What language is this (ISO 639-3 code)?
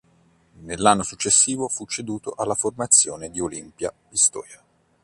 ita